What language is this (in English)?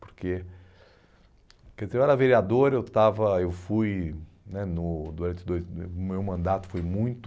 Portuguese